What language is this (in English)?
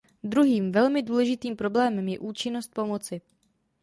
Czech